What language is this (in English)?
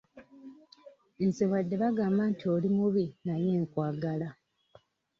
Ganda